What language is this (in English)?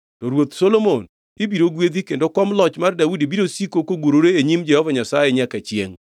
Luo (Kenya and Tanzania)